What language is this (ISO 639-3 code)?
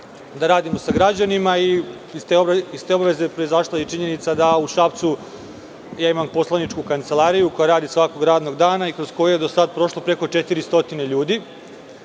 srp